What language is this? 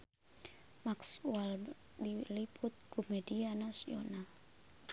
Sundanese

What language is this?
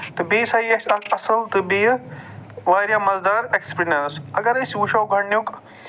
Kashmiri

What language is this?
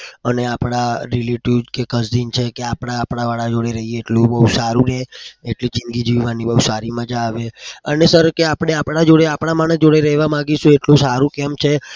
Gujarati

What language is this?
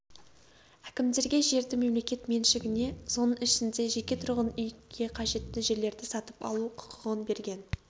Kazakh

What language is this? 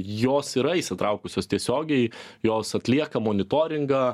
Lithuanian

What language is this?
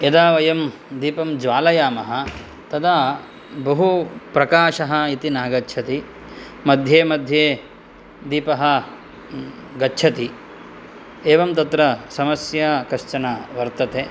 Sanskrit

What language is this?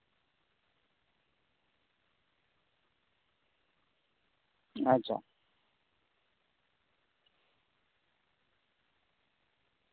Santali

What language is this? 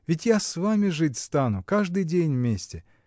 Russian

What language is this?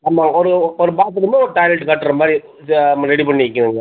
Tamil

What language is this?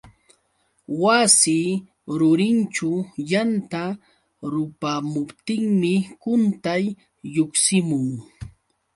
Yauyos Quechua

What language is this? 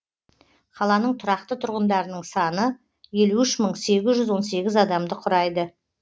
Kazakh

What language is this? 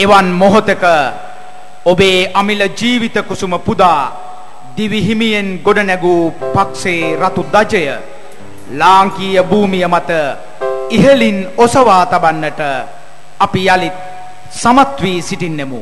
Indonesian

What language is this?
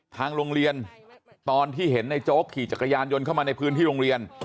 Thai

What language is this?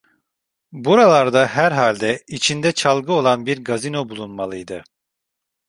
Turkish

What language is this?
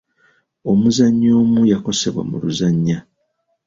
Ganda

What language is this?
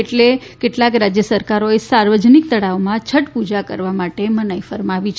Gujarati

